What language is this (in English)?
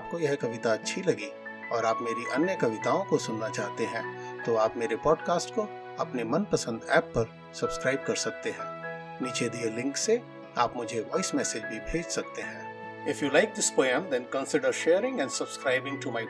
Hindi